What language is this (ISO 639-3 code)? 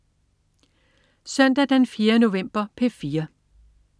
dan